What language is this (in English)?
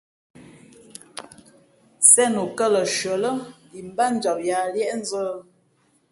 Fe'fe'